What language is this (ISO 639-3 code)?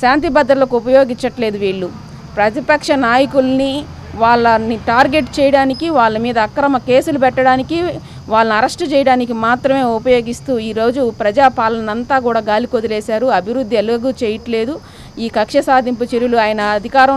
hin